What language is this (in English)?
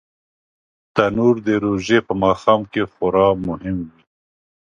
Pashto